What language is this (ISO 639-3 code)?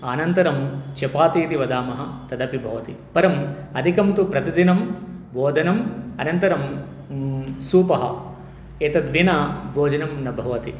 san